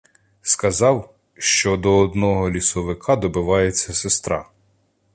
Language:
Ukrainian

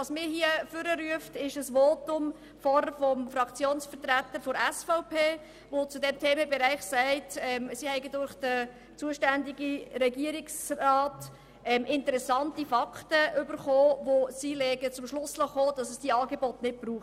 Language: Swiss German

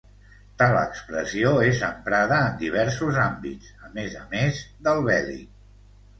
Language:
Catalan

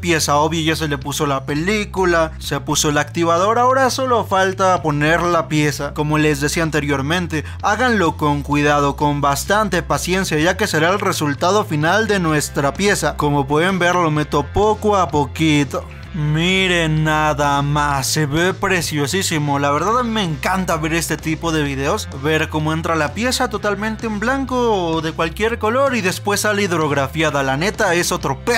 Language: Spanish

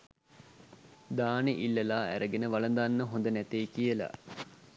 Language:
Sinhala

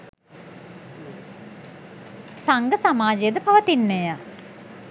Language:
Sinhala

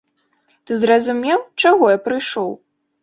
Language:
Belarusian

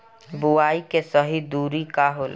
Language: Bhojpuri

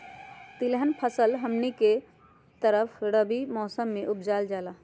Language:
Magahi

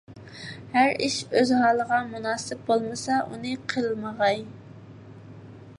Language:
Uyghur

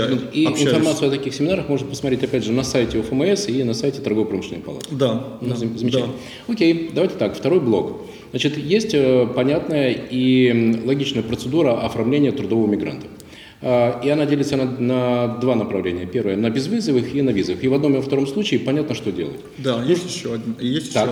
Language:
Russian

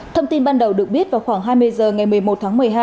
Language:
Vietnamese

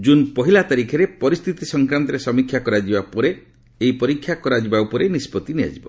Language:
Odia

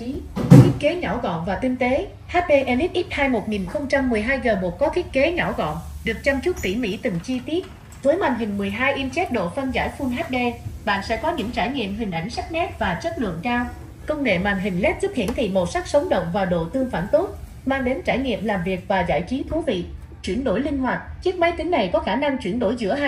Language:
Vietnamese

